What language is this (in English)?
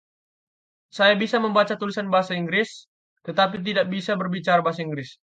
Indonesian